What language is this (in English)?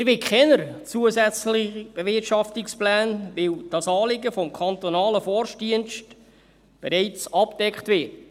Swiss German